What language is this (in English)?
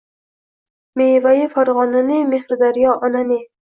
Uzbek